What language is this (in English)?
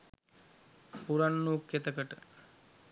Sinhala